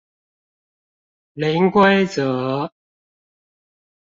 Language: Chinese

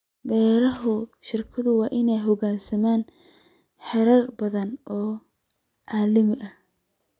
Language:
Somali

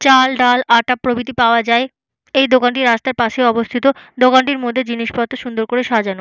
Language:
Bangla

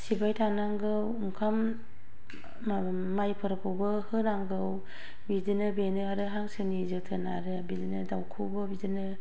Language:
Bodo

